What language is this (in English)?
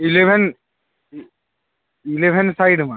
Bangla